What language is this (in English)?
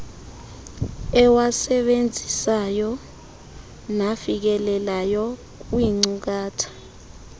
Xhosa